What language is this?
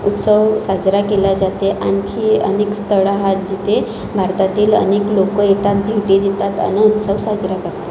Marathi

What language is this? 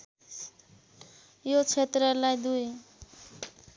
Nepali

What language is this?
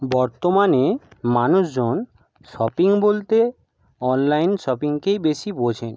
Bangla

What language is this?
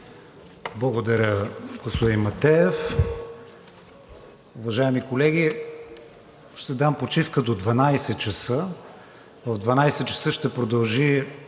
Bulgarian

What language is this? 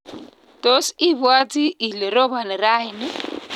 Kalenjin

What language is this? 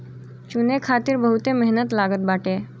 Bhojpuri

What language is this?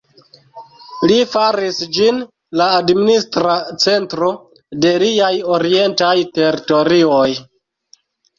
Esperanto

